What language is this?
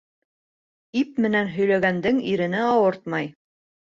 Bashkir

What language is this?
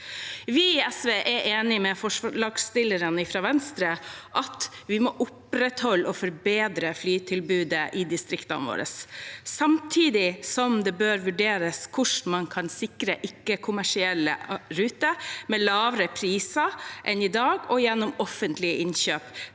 Norwegian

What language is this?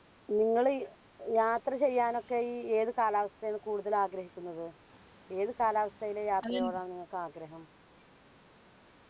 Malayalam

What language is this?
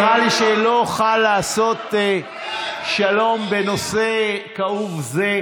Hebrew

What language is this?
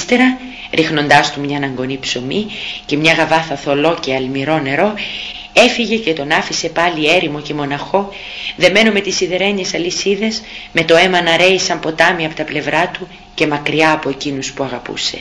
Greek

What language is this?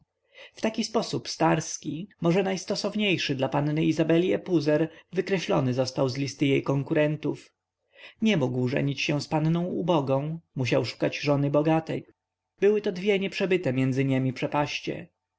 Polish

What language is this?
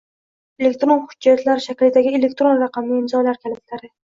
Uzbek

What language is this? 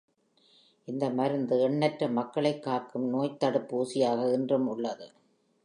Tamil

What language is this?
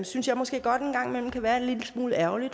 Danish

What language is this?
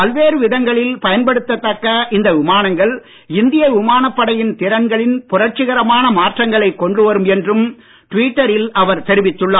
Tamil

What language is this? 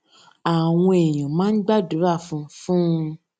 Yoruba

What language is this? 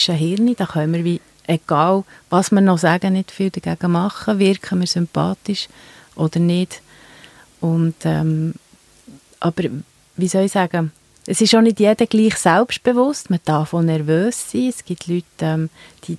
German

